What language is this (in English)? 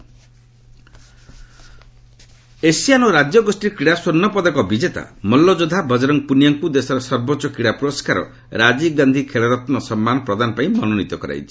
Odia